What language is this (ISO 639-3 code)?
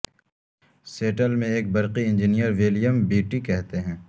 urd